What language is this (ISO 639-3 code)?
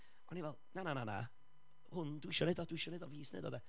cym